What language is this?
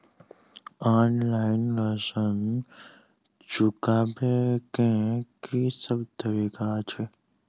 Maithili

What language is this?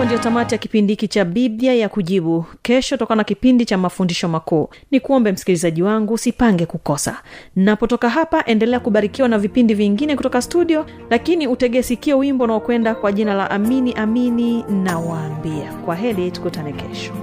Swahili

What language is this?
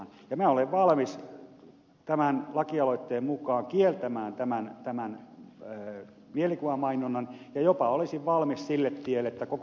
Finnish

